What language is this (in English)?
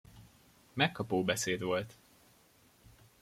Hungarian